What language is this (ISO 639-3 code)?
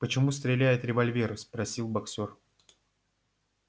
rus